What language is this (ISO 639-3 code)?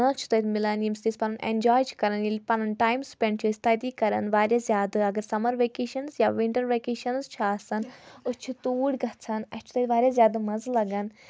kas